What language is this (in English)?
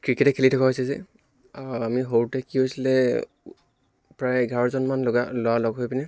Assamese